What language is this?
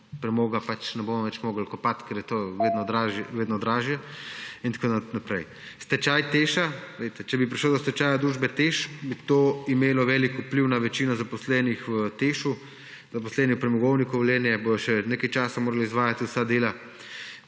Slovenian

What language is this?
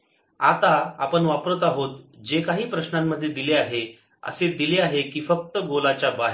Marathi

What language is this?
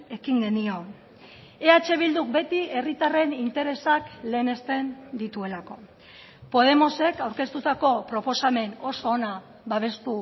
Basque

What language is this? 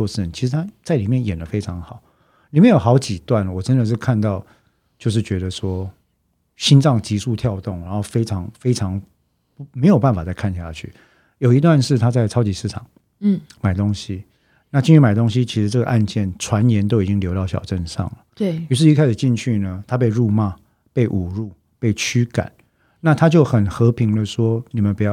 Chinese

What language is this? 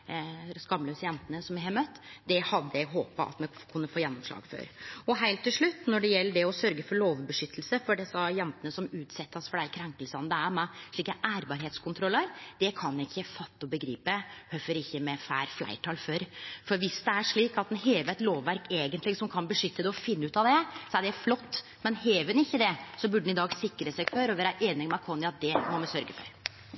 Norwegian Nynorsk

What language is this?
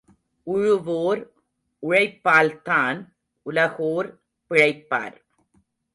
Tamil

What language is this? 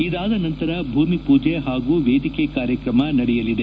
Kannada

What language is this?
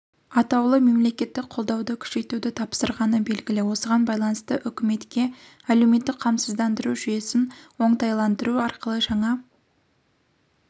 Kazakh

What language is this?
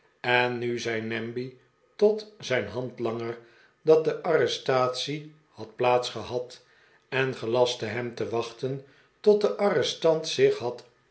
Dutch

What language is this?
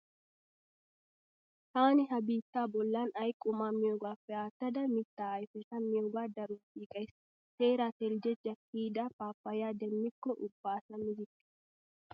Wolaytta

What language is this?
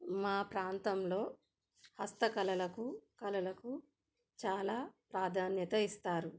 Telugu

